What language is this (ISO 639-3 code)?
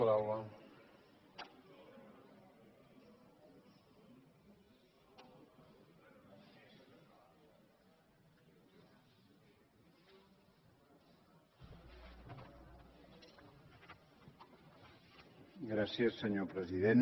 cat